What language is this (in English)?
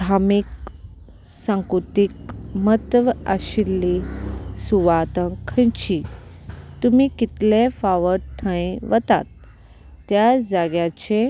Konkani